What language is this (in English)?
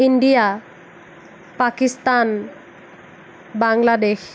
Assamese